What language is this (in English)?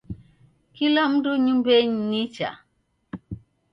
Taita